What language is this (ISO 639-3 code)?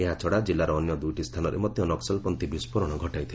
ori